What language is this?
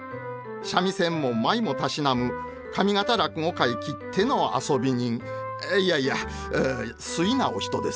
Japanese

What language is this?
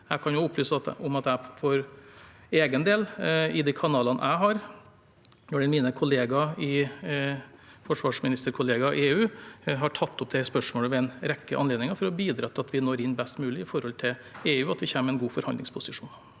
Norwegian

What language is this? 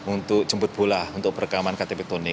Indonesian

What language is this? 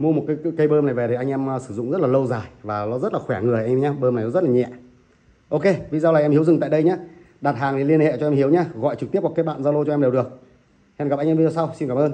Vietnamese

